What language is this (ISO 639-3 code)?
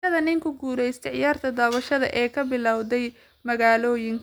som